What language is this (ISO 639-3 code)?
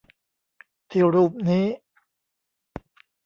tha